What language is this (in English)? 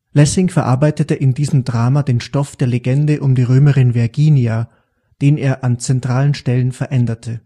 German